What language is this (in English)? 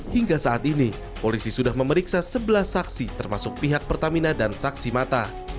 Indonesian